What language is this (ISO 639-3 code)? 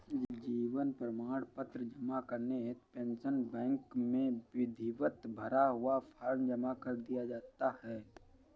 hin